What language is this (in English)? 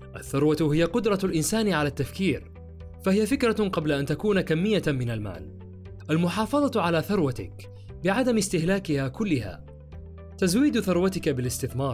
Arabic